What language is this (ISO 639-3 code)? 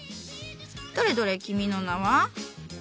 jpn